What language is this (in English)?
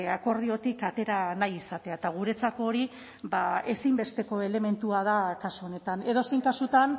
Basque